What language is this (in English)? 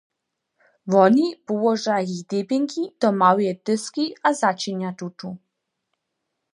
Upper Sorbian